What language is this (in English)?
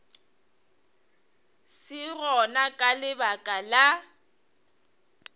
Northern Sotho